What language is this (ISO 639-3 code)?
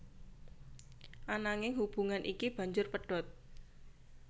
jav